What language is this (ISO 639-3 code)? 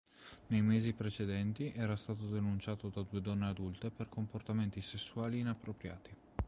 ita